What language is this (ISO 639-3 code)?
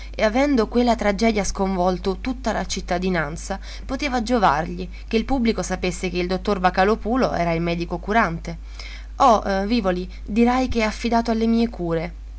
ita